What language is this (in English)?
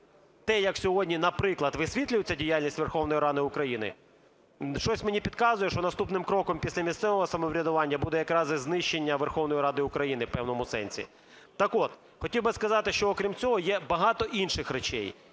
Ukrainian